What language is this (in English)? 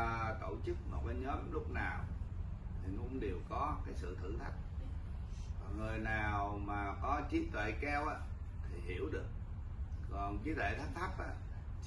Vietnamese